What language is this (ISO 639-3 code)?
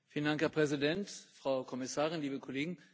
deu